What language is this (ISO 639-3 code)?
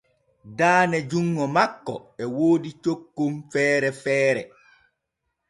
fue